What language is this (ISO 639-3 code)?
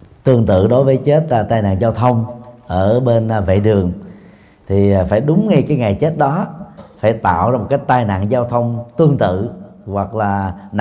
vie